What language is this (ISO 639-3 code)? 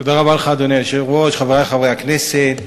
heb